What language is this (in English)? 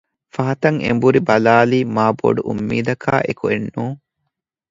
Divehi